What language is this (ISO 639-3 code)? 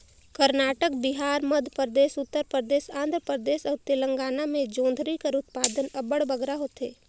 hne